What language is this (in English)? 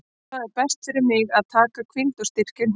Icelandic